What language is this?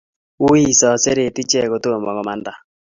Kalenjin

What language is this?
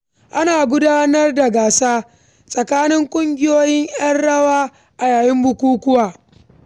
Hausa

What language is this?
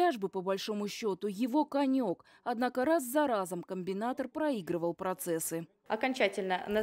Russian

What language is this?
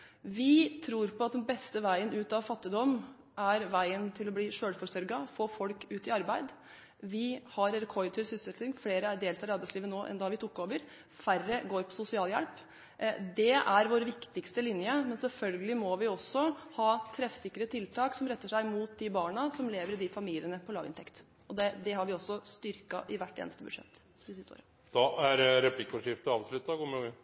Norwegian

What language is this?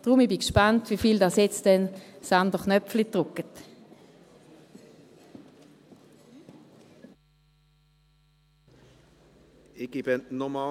Swiss German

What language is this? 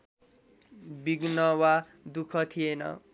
Nepali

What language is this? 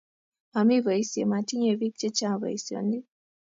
Kalenjin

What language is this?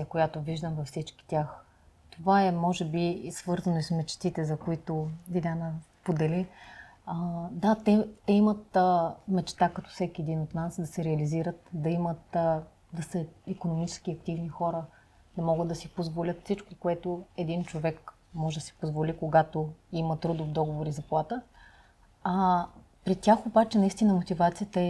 Bulgarian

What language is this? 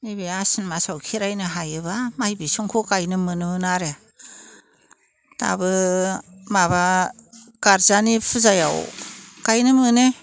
Bodo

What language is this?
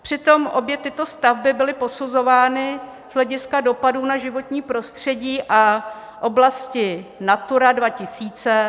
Czech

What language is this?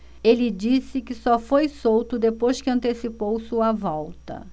Portuguese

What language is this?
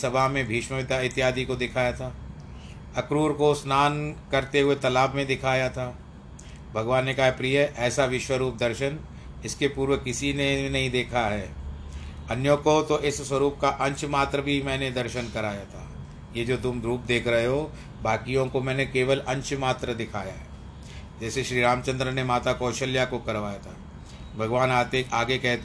Hindi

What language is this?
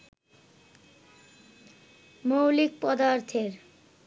Bangla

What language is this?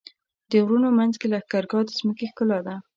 Pashto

